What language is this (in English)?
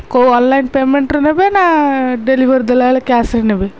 Odia